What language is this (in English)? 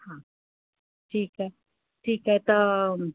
Sindhi